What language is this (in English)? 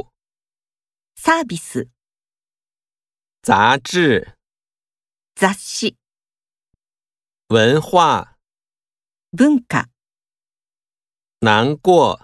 Japanese